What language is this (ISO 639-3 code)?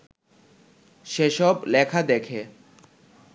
ben